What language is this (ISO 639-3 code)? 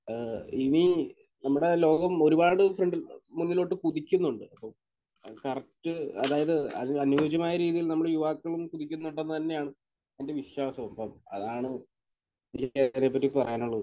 mal